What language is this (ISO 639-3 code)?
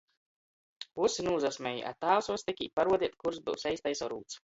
ltg